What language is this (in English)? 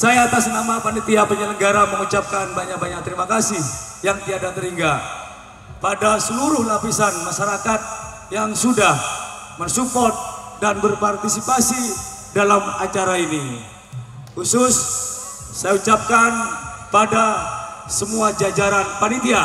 Indonesian